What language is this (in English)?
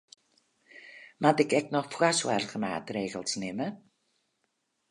Western Frisian